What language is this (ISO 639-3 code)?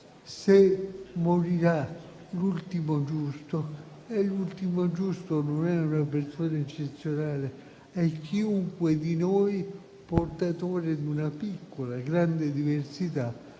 ita